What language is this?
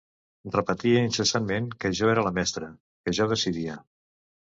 Catalan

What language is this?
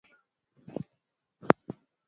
Swahili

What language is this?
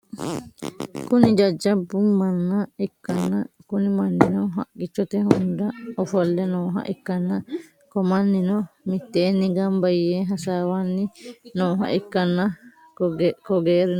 Sidamo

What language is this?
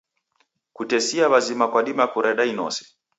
Taita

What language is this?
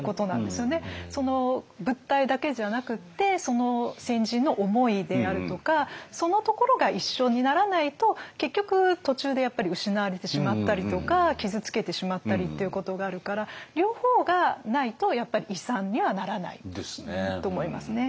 Japanese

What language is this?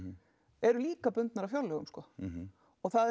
Icelandic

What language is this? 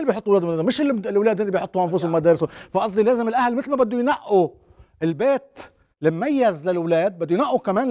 Arabic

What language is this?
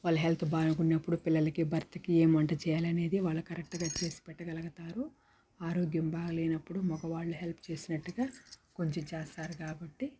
Telugu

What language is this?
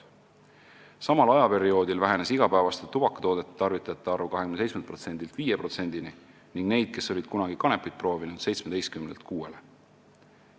Estonian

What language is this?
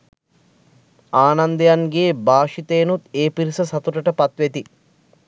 Sinhala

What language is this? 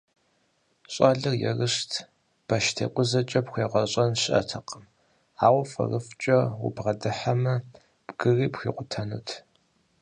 Kabardian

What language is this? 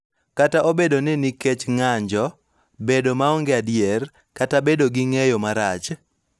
Luo (Kenya and Tanzania)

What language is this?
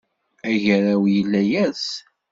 Kabyle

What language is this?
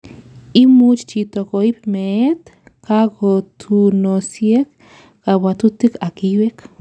Kalenjin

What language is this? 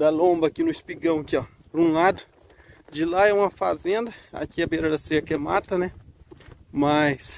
Portuguese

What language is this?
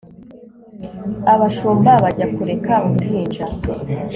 Kinyarwanda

